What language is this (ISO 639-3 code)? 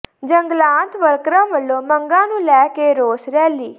pan